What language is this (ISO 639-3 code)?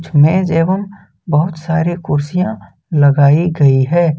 hin